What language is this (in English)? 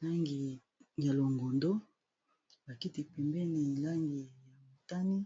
Lingala